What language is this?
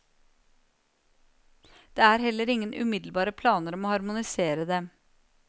Norwegian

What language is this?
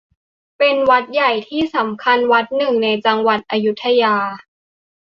Thai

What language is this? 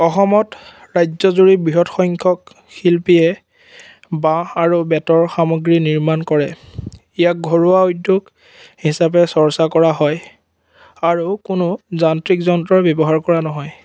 Assamese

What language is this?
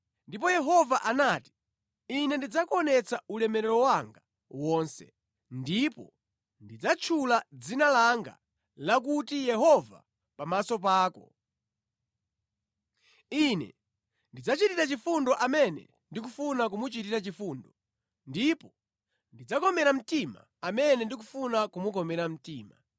Nyanja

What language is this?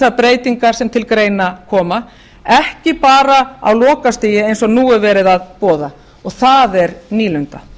Icelandic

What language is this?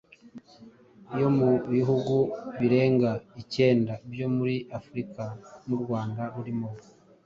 Kinyarwanda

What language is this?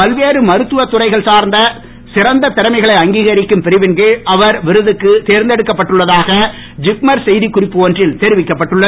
Tamil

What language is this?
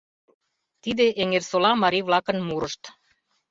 Mari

